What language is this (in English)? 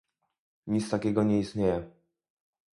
Polish